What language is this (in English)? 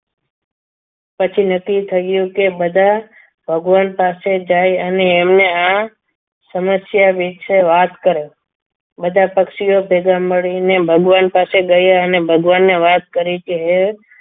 Gujarati